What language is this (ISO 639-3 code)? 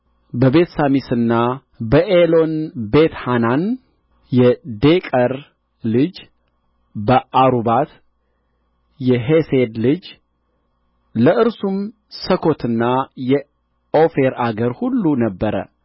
amh